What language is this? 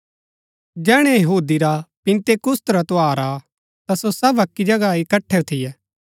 Gaddi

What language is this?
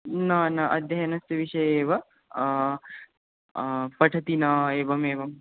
Sanskrit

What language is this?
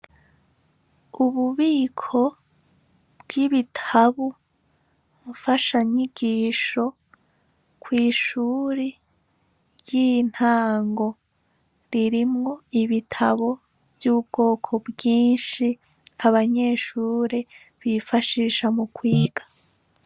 Rundi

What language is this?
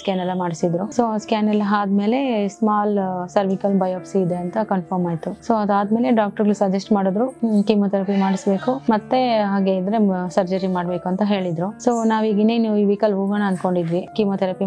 Kannada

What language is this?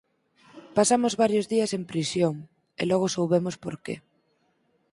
Galician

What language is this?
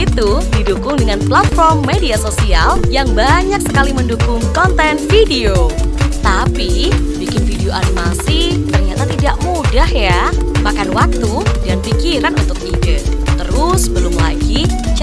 Indonesian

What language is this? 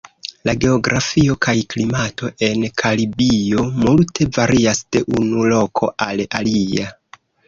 Esperanto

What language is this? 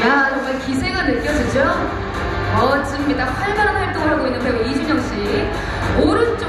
Korean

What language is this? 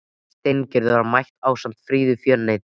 Icelandic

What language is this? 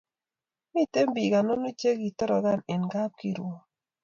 Kalenjin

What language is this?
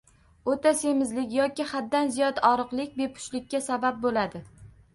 Uzbek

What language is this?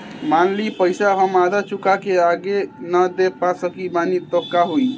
Bhojpuri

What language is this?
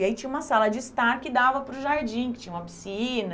Portuguese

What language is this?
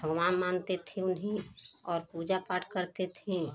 Hindi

